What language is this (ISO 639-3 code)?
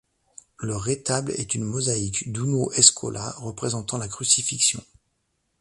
fra